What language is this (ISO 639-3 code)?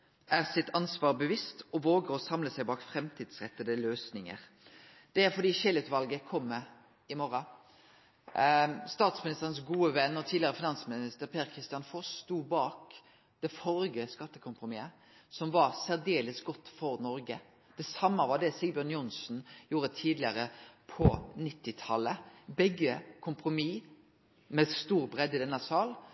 nno